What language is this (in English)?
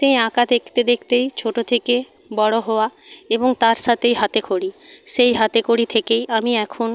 Bangla